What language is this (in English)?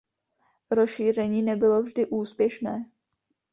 Czech